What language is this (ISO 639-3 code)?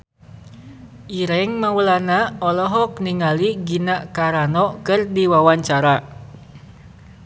sun